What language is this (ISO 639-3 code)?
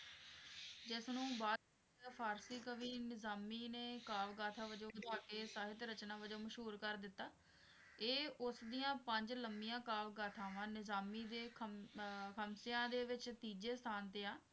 pan